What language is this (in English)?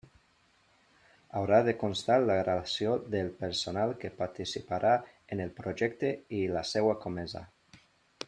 Catalan